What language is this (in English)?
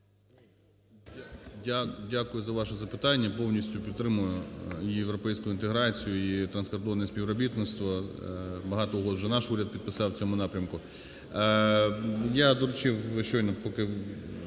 Ukrainian